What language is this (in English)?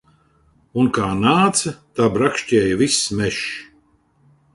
Latvian